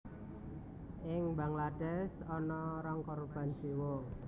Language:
Javanese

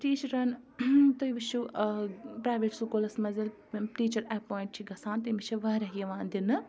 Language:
Kashmiri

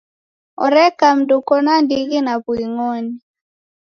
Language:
Taita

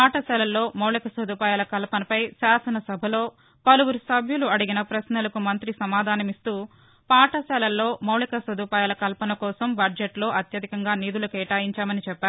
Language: Telugu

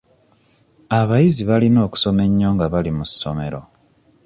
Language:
Ganda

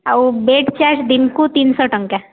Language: Odia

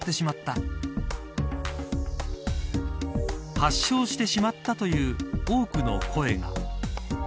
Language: Japanese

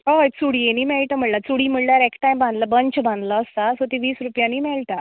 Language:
Konkani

